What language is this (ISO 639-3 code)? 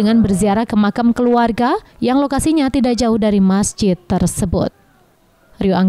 ind